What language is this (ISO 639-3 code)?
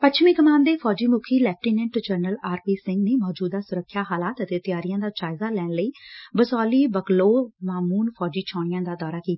pan